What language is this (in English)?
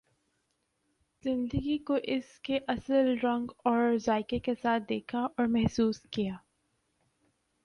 Urdu